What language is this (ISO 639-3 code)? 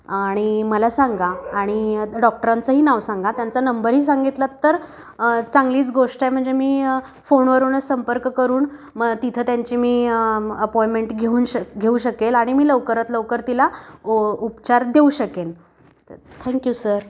mar